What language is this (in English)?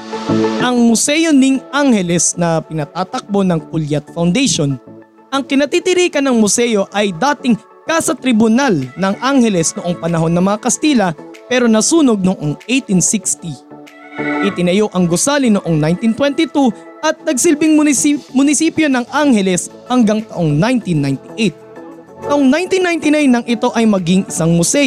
Filipino